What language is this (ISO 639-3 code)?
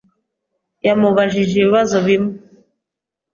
kin